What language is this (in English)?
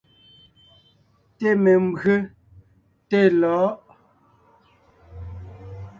Ngiemboon